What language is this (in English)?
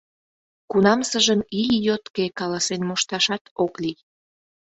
Mari